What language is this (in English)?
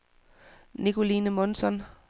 Danish